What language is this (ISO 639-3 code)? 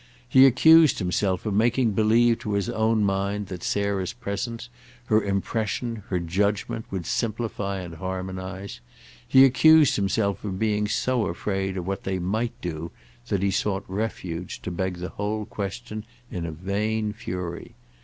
eng